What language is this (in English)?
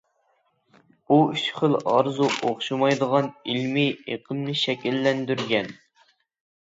Uyghur